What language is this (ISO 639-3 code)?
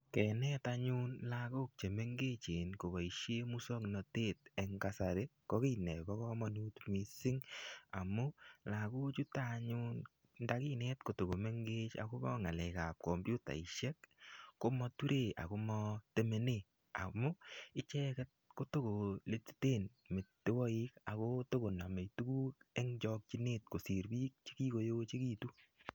kln